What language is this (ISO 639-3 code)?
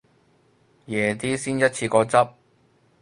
yue